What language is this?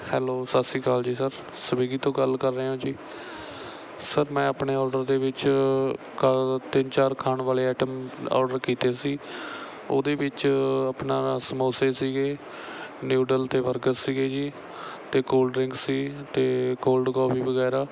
Punjabi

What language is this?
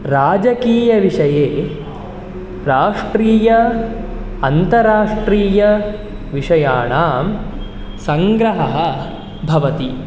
Sanskrit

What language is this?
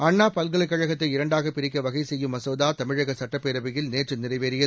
Tamil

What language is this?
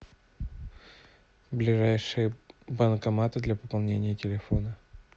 Russian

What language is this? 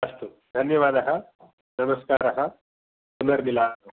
Sanskrit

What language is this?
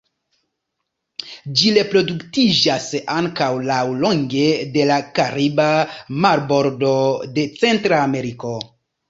Esperanto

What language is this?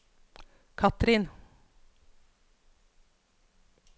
Norwegian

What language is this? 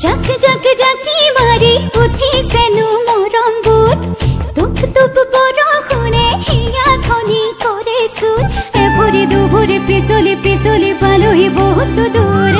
Hindi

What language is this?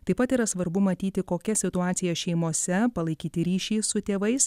Lithuanian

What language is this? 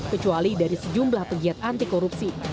Indonesian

